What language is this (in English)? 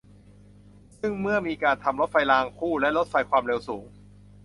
Thai